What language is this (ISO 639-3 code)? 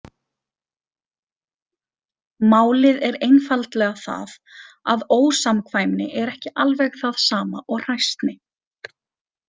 isl